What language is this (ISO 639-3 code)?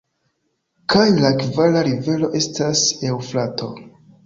epo